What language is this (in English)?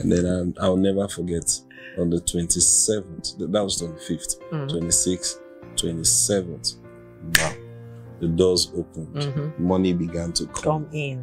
English